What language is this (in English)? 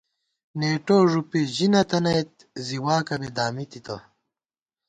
Gawar-Bati